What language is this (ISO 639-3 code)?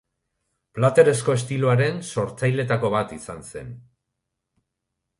eus